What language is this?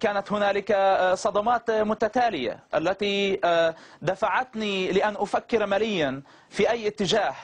Arabic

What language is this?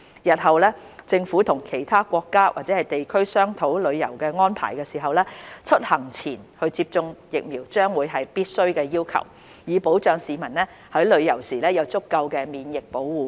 Cantonese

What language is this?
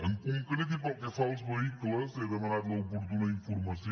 Catalan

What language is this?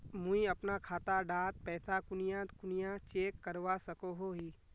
Magahi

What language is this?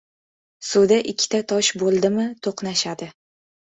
Uzbek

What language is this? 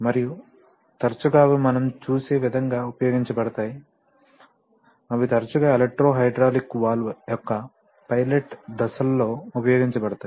Telugu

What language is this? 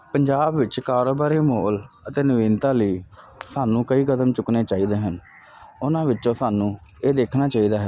Punjabi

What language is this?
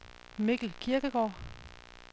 Danish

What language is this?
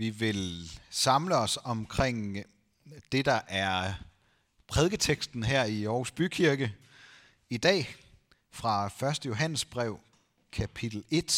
Danish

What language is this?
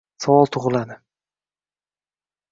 Uzbek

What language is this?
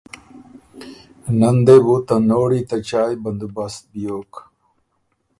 Ormuri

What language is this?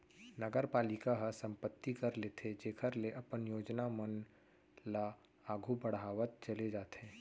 Chhattisgarhi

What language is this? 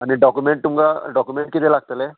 Konkani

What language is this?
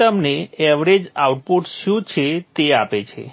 Gujarati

